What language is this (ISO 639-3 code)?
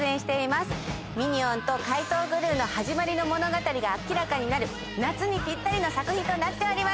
jpn